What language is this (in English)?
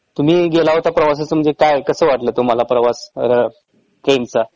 Marathi